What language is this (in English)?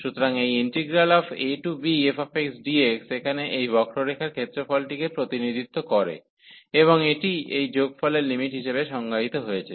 Bangla